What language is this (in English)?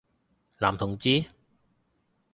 Cantonese